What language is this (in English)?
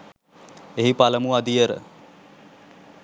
Sinhala